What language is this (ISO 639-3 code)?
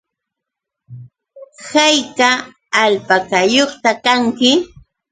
qux